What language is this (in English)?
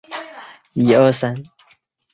Chinese